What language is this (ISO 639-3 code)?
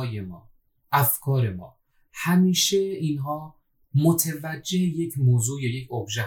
fas